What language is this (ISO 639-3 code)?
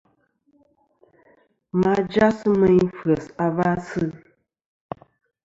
bkm